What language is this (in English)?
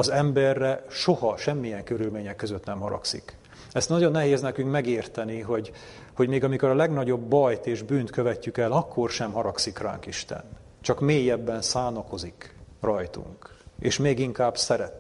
Hungarian